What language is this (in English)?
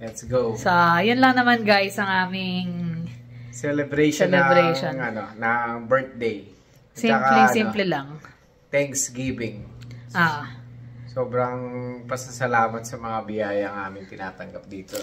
Filipino